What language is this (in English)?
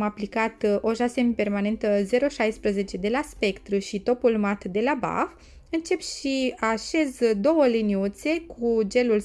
Romanian